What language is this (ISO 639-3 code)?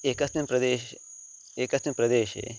san